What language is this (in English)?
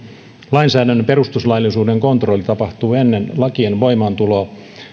Finnish